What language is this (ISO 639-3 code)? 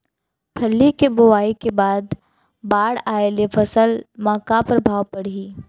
hne